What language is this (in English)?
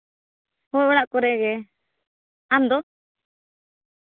Santali